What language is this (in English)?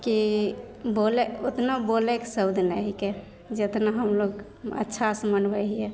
Maithili